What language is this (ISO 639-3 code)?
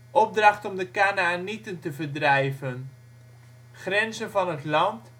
nld